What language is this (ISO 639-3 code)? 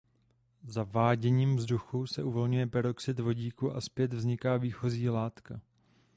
ces